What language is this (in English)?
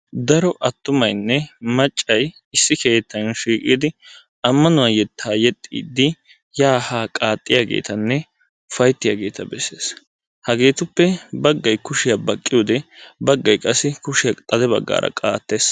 Wolaytta